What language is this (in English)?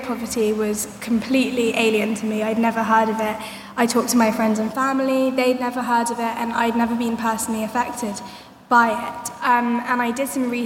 English